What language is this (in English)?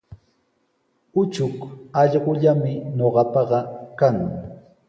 Sihuas Ancash Quechua